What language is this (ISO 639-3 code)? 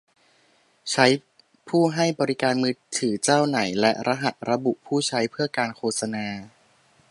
tha